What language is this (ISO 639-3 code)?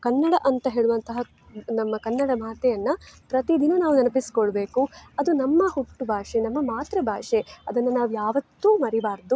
kan